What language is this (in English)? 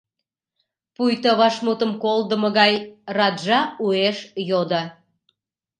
Mari